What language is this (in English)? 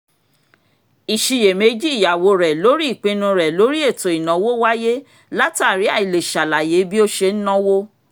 Yoruba